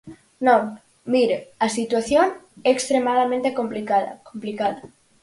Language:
Galician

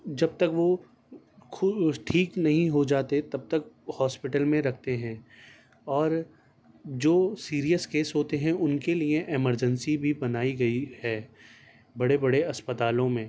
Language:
Urdu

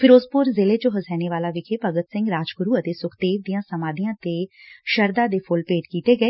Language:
Punjabi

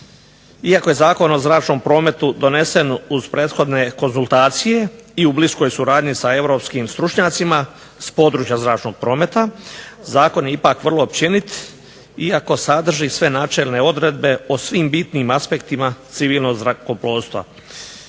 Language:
Croatian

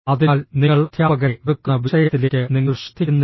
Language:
Malayalam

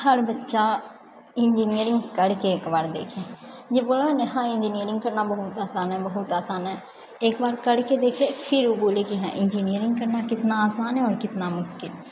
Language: Maithili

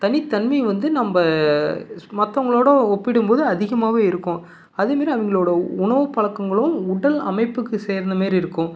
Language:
Tamil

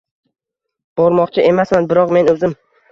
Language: Uzbek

